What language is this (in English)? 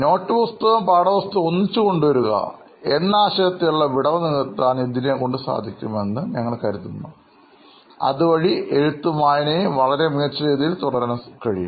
Malayalam